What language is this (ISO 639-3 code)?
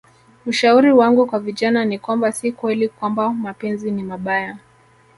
swa